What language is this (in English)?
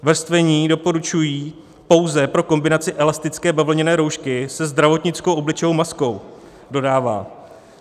Czech